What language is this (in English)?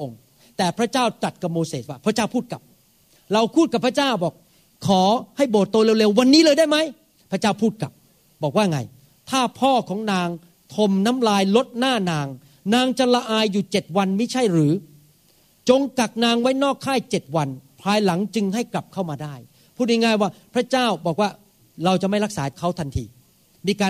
Thai